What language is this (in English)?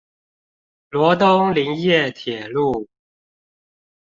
Chinese